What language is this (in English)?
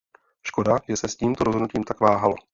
Czech